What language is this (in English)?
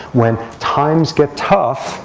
English